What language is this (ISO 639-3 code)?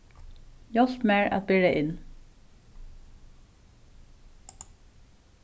fao